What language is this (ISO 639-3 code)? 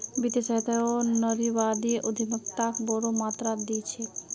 mag